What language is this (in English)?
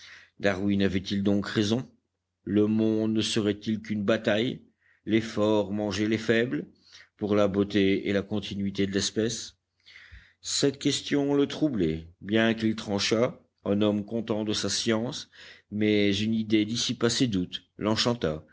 French